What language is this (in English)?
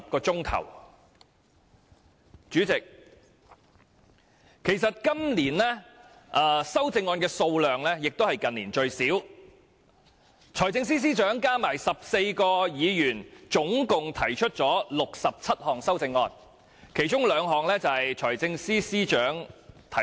Cantonese